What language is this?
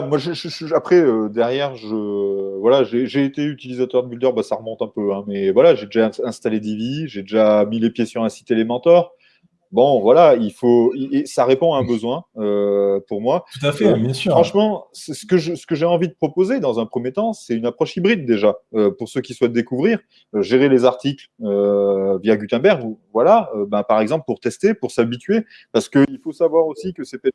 French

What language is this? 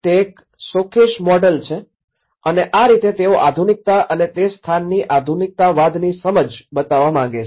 Gujarati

